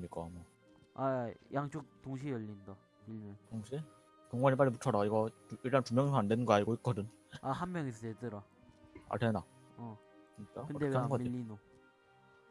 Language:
Korean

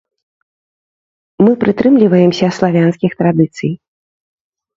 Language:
Belarusian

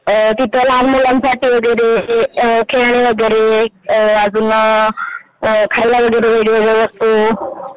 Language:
Marathi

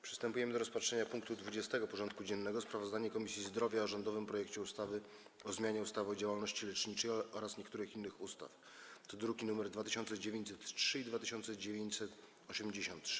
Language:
Polish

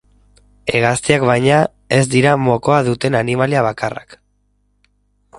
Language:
Basque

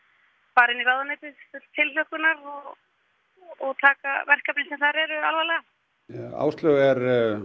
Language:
Icelandic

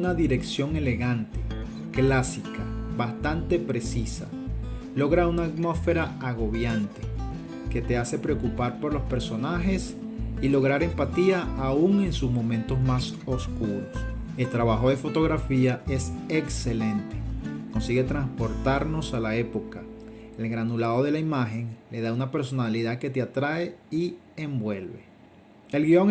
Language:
Spanish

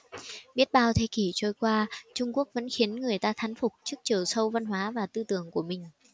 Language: Vietnamese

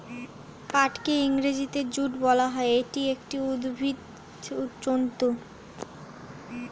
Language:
Bangla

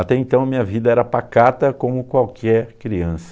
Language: Portuguese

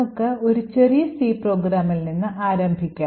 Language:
Malayalam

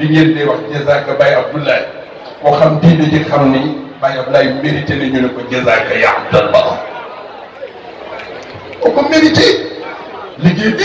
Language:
Indonesian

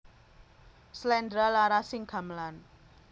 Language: Javanese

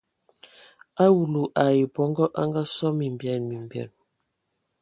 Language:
Ewondo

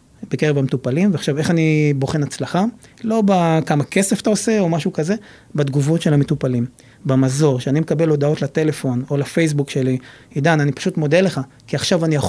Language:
Hebrew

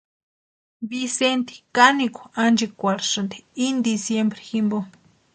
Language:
Western Highland Purepecha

